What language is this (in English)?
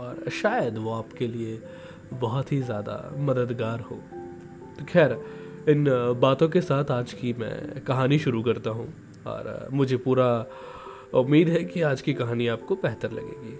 Hindi